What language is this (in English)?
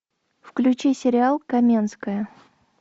Russian